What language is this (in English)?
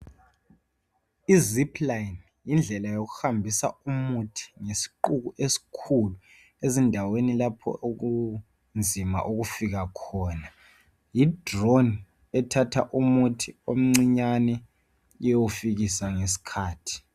North Ndebele